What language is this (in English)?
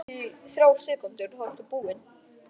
Icelandic